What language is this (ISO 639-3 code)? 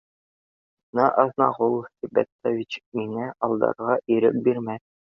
bak